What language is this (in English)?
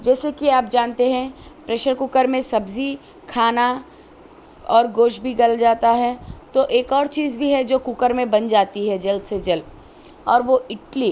Urdu